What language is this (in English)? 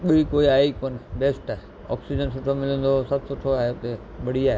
Sindhi